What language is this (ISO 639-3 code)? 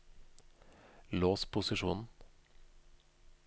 nor